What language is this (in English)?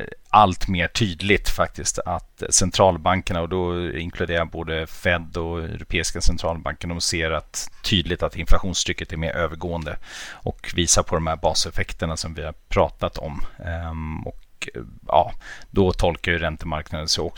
Swedish